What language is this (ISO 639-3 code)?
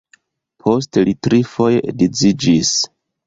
epo